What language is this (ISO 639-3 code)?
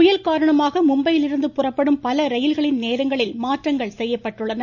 tam